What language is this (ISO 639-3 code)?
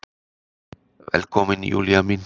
isl